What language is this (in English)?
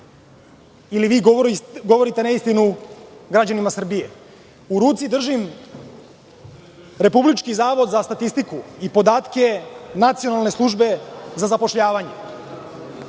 Serbian